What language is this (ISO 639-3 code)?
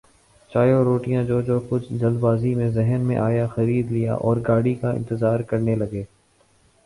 urd